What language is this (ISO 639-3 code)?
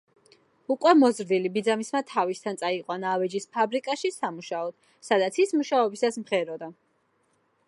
kat